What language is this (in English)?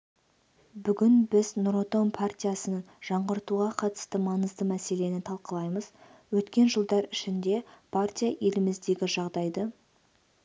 Kazakh